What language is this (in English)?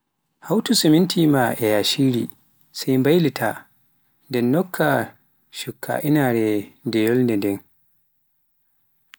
Pular